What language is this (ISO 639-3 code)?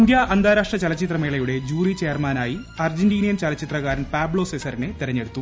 mal